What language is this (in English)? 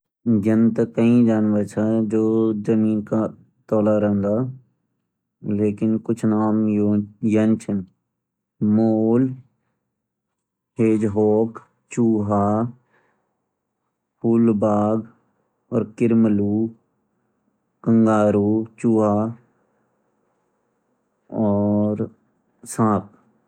Garhwali